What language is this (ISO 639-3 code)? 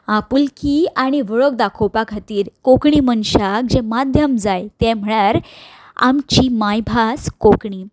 kok